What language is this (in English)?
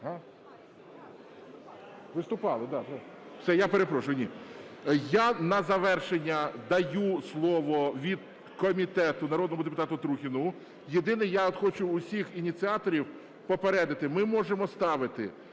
Ukrainian